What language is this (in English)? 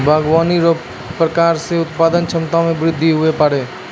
Maithili